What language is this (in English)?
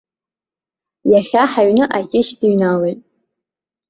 Abkhazian